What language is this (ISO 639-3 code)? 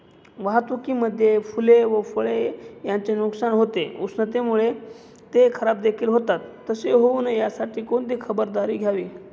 mar